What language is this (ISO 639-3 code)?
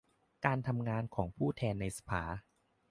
tha